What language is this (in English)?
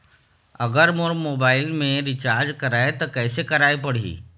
Chhattisgarhi